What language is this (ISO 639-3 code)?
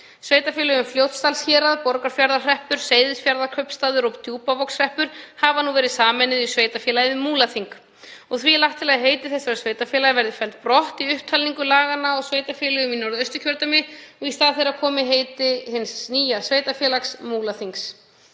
isl